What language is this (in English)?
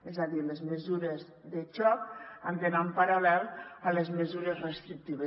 Catalan